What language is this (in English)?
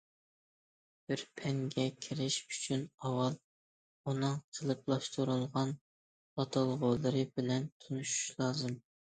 Uyghur